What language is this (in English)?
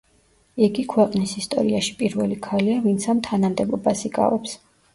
Georgian